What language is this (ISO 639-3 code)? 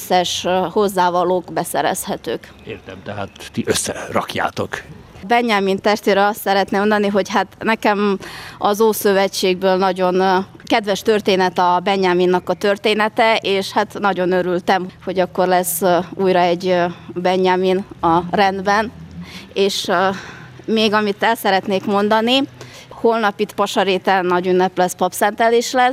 hun